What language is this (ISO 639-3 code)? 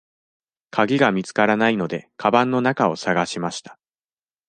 jpn